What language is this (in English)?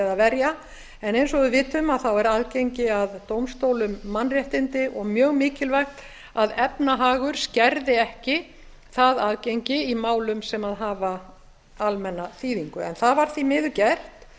Icelandic